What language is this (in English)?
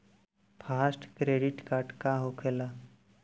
Bhojpuri